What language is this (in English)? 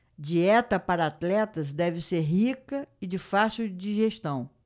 Portuguese